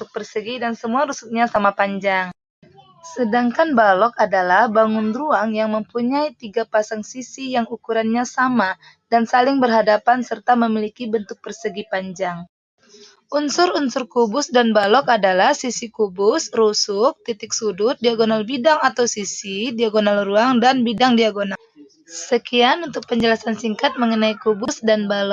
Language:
Indonesian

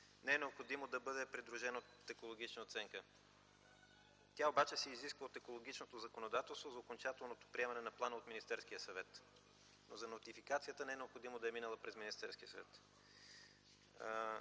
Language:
Bulgarian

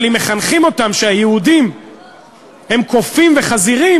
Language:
Hebrew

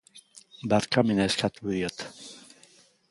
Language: Basque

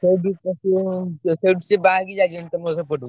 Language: Odia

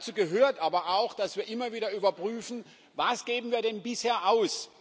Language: German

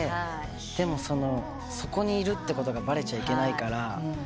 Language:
Japanese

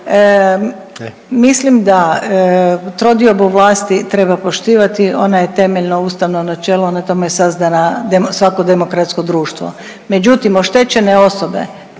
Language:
Croatian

